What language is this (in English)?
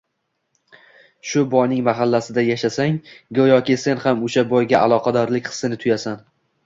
Uzbek